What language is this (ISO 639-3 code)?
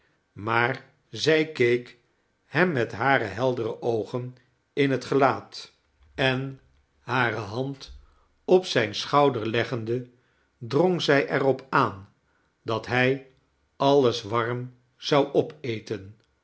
nld